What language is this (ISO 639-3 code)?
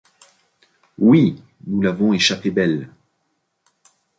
fra